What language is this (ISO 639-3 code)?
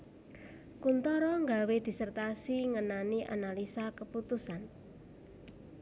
jav